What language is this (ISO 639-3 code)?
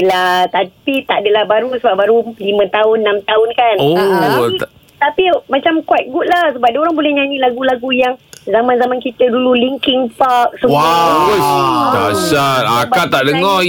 msa